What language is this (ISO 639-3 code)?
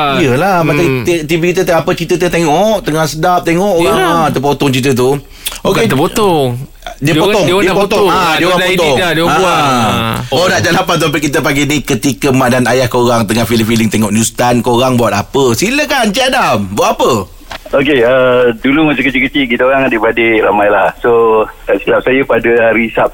msa